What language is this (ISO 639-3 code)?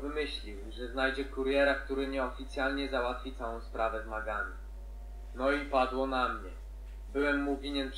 pol